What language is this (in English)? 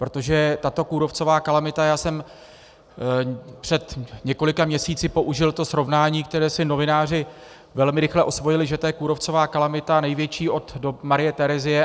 Czech